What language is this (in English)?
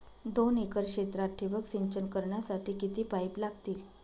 Marathi